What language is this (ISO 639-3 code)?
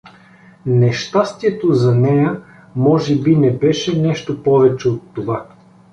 bul